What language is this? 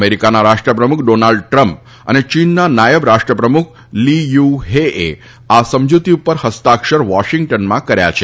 Gujarati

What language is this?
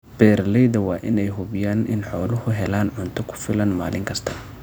Somali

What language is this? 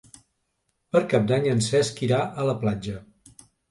Catalan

